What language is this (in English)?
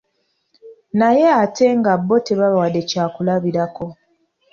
Ganda